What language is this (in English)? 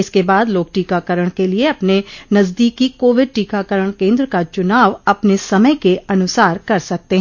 Hindi